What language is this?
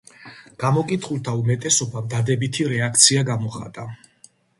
Georgian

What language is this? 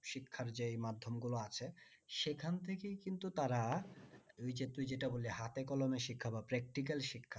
Bangla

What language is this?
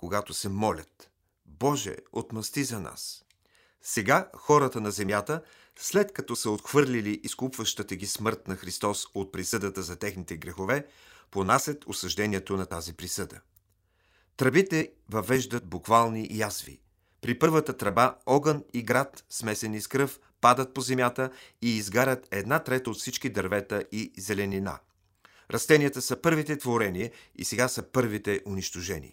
Bulgarian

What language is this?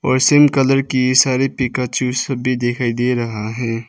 Hindi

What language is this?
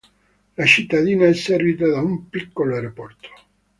Italian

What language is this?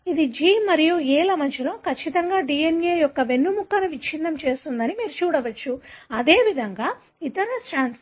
Telugu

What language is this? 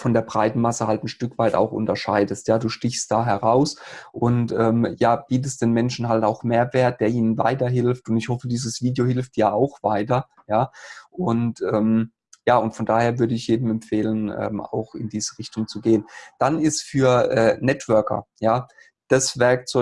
German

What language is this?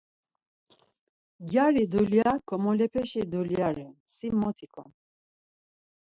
Laz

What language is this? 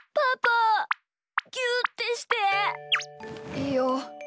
Japanese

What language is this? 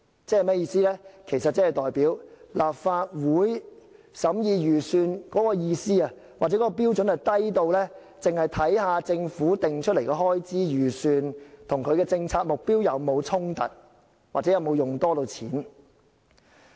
Cantonese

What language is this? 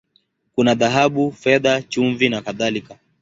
Swahili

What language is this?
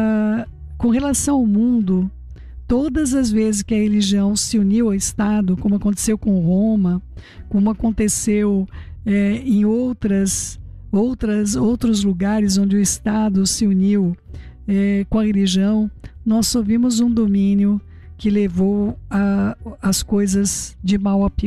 Portuguese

